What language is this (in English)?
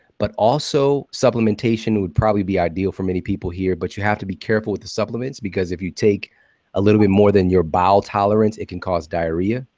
English